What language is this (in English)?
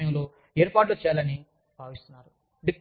Telugu